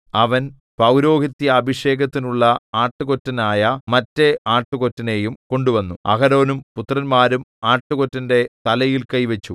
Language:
Malayalam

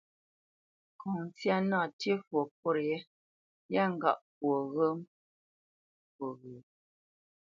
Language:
Bamenyam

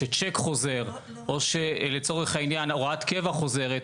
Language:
Hebrew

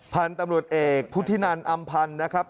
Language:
Thai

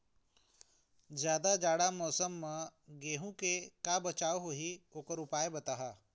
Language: Chhattisgarhi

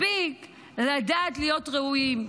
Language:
Hebrew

